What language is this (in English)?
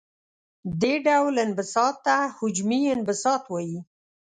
Pashto